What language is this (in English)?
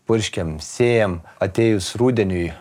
Lithuanian